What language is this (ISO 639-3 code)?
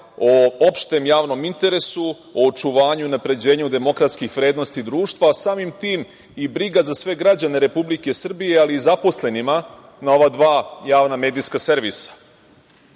srp